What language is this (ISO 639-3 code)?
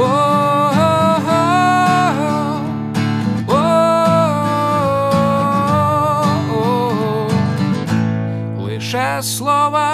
ukr